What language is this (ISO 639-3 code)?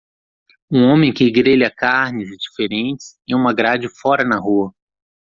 por